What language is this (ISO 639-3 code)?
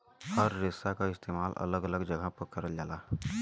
bho